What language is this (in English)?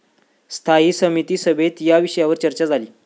Marathi